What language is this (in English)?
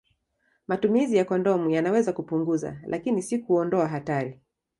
Swahili